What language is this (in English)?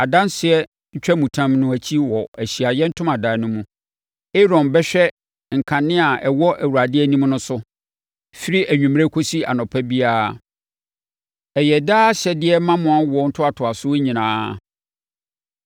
Akan